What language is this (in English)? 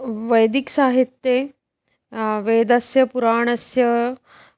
Sanskrit